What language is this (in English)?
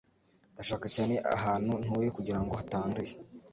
Kinyarwanda